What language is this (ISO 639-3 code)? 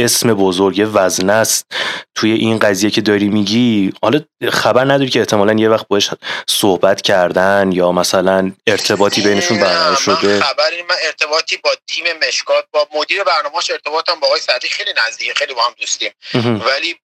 fas